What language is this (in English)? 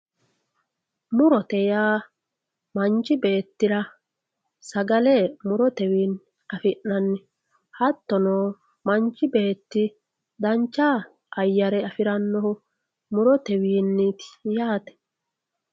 Sidamo